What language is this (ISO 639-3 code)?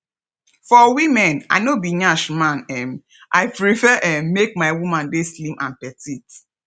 pcm